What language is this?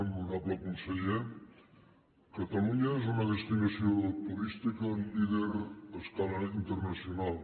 Catalan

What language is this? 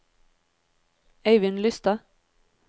Norwegian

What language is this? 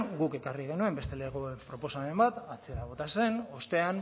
Basque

